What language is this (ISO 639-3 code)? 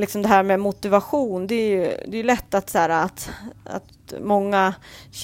swe